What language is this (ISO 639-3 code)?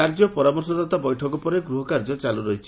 ori